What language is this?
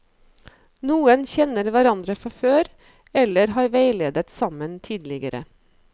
Norwegian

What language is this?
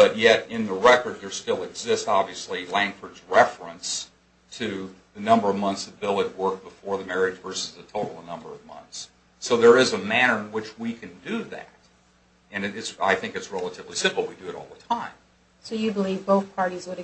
English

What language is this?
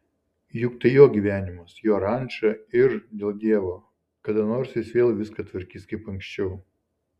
Lithuanian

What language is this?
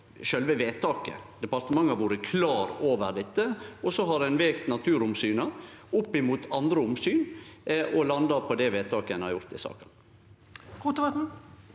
Norwegian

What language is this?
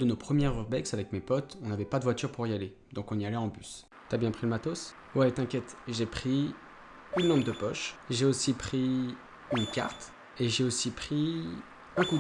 French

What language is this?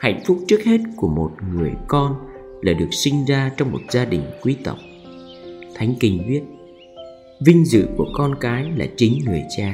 Vietnamese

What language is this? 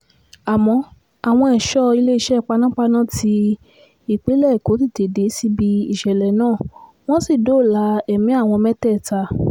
Yoruba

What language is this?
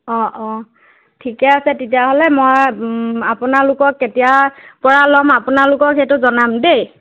Assamese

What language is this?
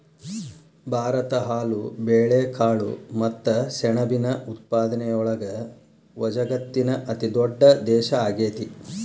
Kannada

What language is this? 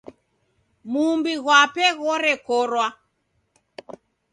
Taita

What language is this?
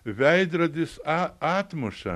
Lithuanian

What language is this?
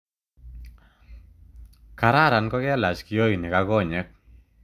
Kalenjin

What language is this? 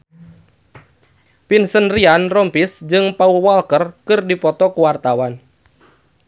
Sundanese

